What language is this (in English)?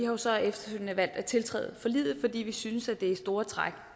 Danish